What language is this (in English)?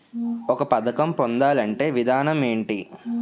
Telugu